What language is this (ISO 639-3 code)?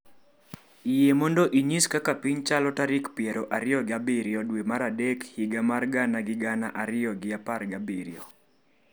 luo